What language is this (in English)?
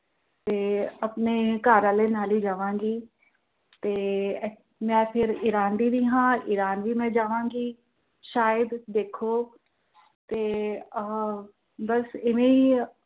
Punjabi